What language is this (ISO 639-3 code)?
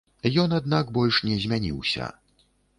bel